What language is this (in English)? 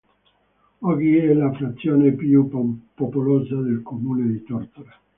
Italian